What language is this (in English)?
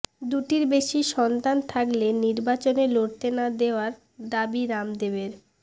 Bangla